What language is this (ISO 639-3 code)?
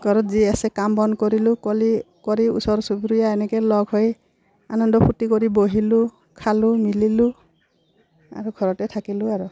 asm